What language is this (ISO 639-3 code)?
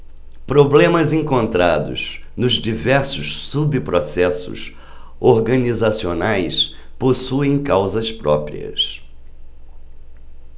por